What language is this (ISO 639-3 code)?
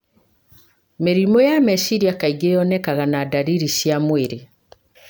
kik